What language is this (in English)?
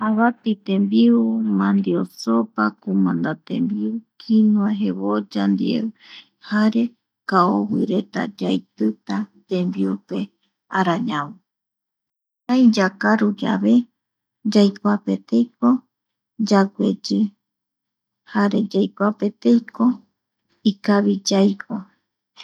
Eastern Bolivian Guaraní